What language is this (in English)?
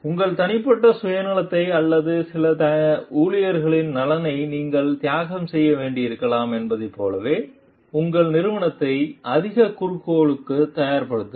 Tamil